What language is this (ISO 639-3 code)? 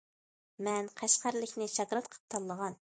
uig